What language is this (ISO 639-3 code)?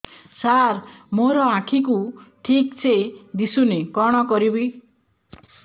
ori